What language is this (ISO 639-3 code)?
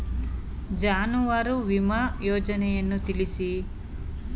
kan